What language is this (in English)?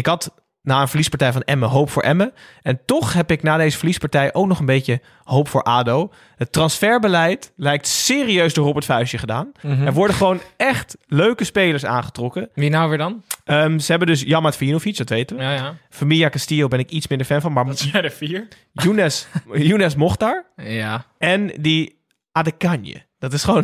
Dutch